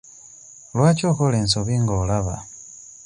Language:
Ganda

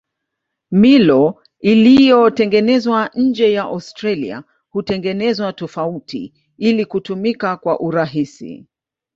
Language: Swahili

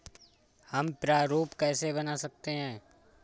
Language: Hindi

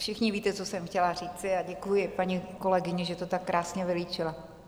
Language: Czech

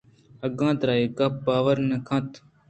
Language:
Eastern Balochi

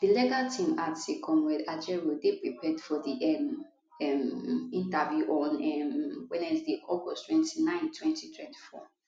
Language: Nigerian Pidgin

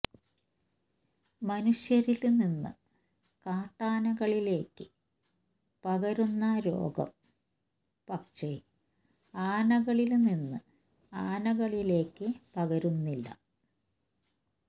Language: Malayalam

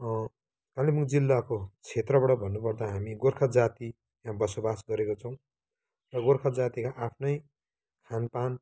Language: Nepali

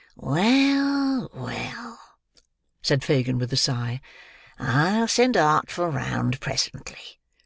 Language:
English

